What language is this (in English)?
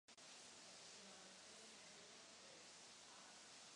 Czech